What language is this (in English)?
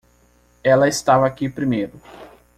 Portuguese